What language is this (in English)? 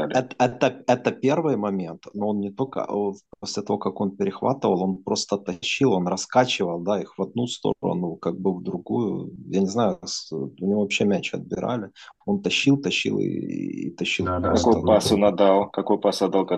Russian